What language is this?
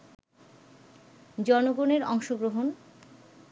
Bangla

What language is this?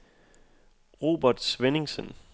Danish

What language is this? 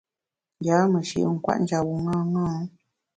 Bamun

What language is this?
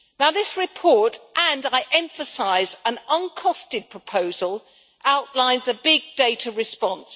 English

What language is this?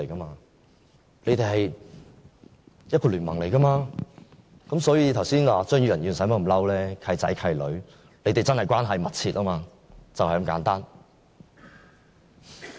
Cantonese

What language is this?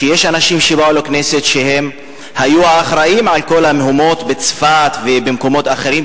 Hebrew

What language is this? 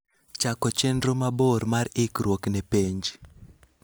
Luo (Kenya and Tanzania)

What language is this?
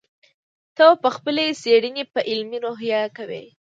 Pashto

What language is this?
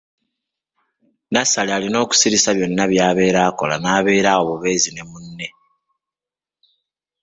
Ganda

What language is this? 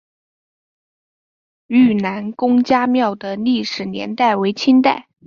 Chinese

